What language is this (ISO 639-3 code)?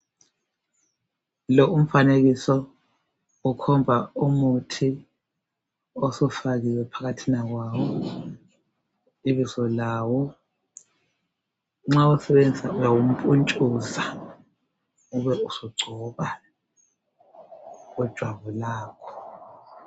nde